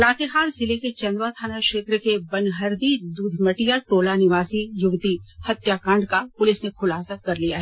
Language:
Hindi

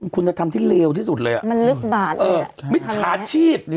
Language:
Thai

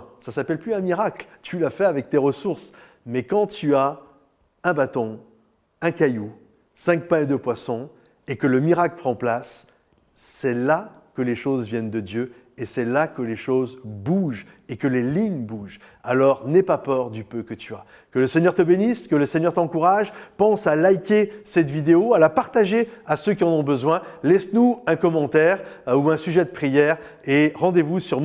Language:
French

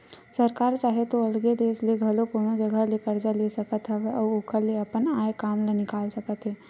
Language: Chhattisgarhi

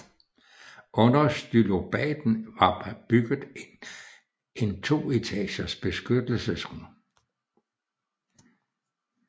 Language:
Danish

